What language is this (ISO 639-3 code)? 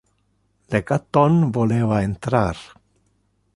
ina